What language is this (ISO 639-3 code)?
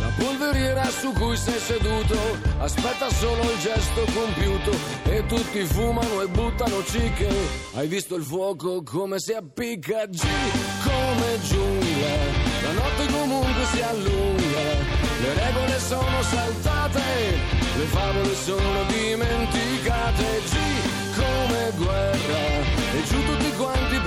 ita